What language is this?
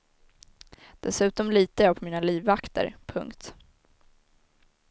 Swedish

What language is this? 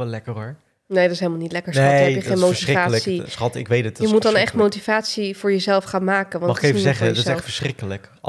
Dutch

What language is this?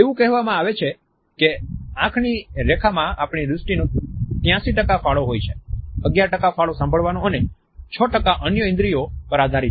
Gujarati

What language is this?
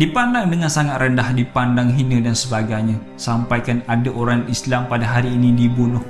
Malay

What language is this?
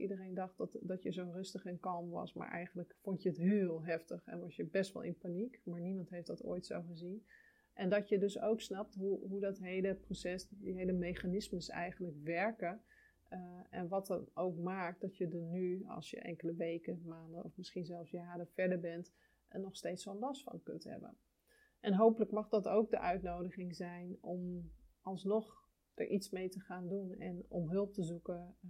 Dutch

